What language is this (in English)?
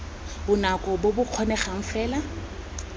Tswana